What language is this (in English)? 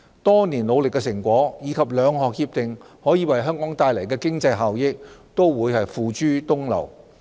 Cantonese